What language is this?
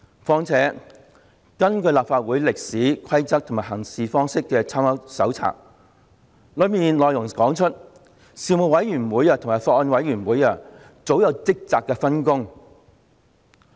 Cantonese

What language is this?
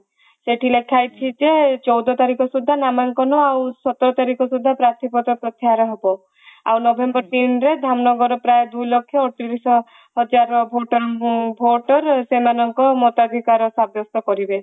Odia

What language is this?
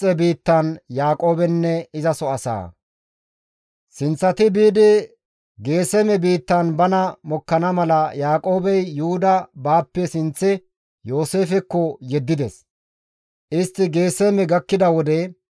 Gamo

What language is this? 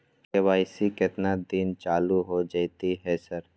Maithili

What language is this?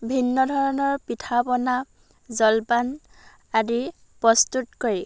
Assamese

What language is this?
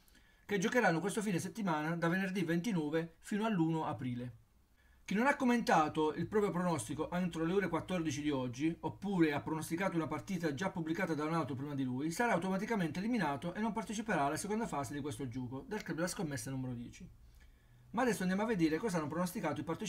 Italian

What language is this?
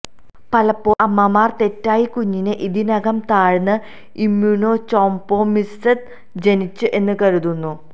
Malayalam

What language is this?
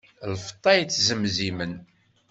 Kabyle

